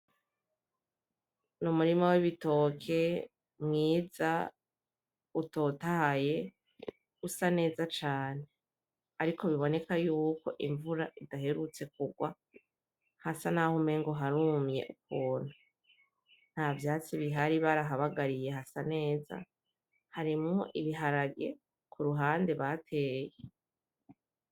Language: Rundi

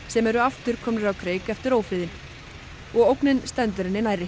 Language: Icelandic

